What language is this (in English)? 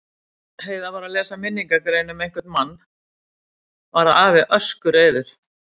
Icelandic